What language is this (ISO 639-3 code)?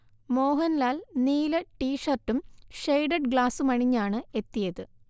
mal